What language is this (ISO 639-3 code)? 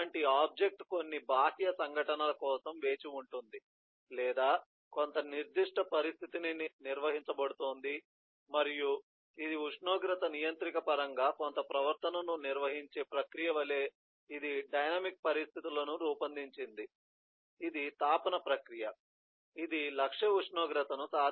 tel